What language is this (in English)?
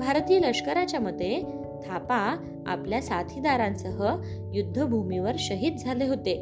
Marathi